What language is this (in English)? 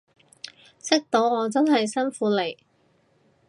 Cantonese